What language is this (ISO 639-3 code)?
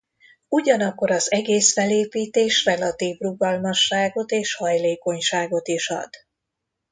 hun